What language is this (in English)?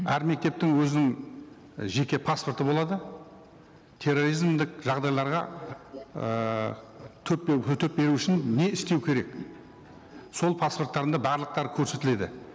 Kazakh